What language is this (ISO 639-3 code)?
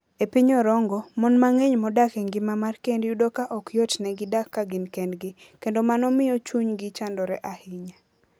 luo